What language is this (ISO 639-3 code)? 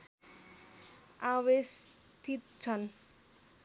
nep